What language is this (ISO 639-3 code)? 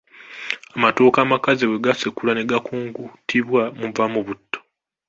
lug